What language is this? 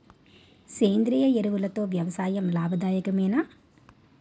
Telugu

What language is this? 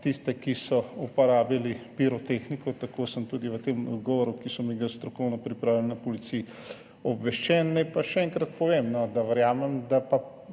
Slovenian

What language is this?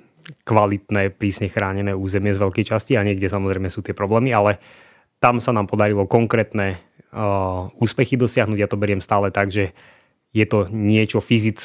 Slovak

